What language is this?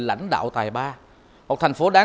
Vietnamese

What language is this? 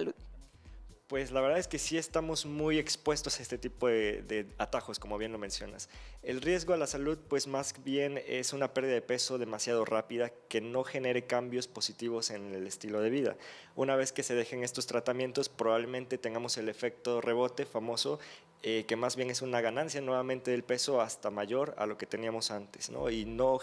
Spanish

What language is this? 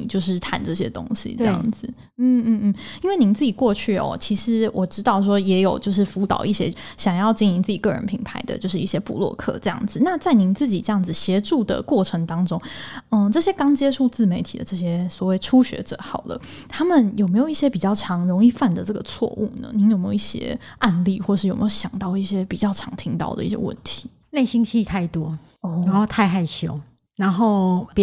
Chinese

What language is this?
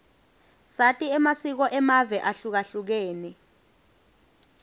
Swati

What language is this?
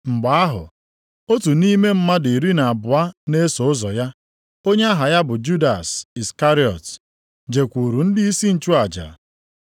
Igbo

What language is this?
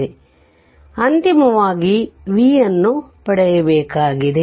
Kannada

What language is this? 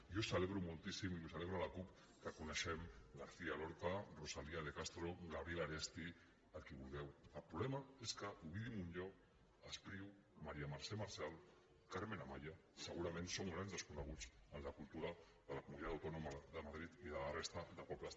Catalan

